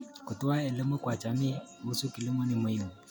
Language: Kalenjin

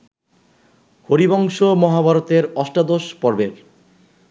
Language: Bangla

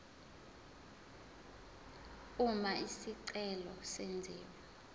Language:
Zulu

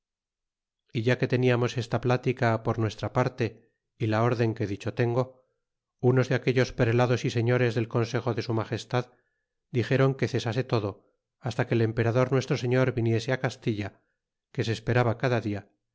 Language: Spanish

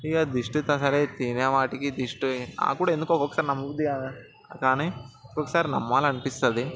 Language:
Telugu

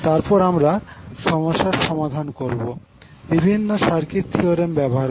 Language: Bangla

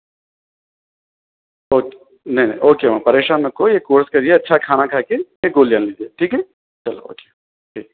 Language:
Urdu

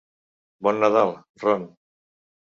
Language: Catalan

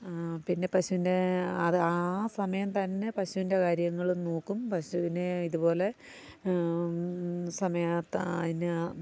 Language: Malayalam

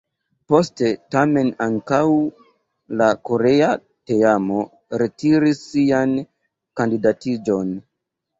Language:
Esperanto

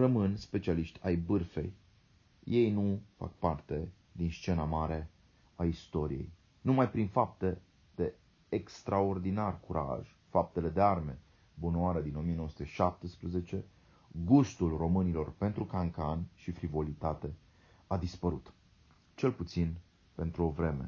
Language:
Romanian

